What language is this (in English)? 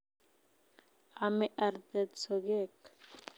Kalenjin